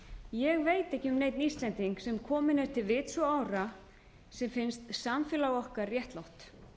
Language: Icelandic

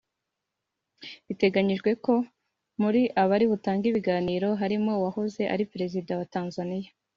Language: Kinyarwanda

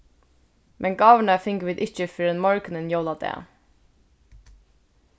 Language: Faroese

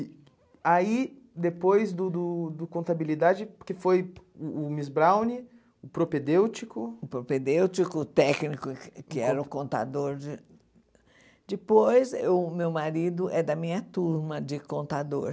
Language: Portuguese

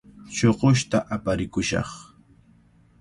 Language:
Cajatambo North Lima Quechua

